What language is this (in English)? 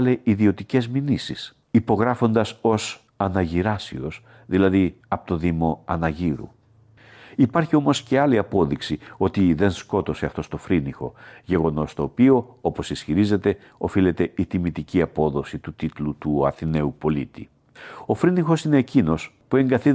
Greek